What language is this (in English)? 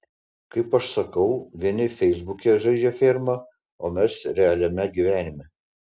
Lithuanian